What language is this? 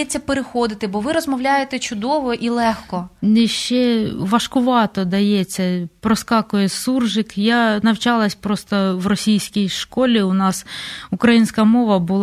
Ukrainian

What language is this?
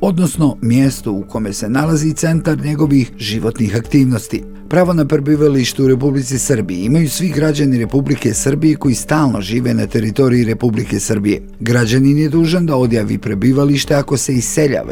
Croatian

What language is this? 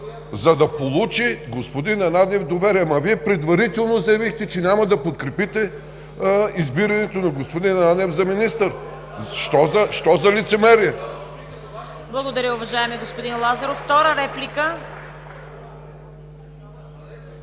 Bulgarian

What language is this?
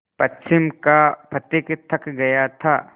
Hindi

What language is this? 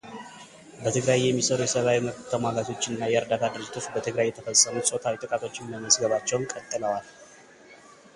Amharic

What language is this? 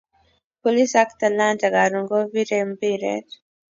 Kalenjin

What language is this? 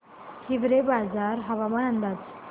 Marathi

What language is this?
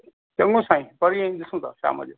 Sindhi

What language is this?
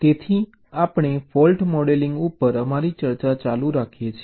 Gujarati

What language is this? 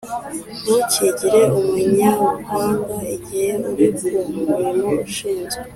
Kinyarwanda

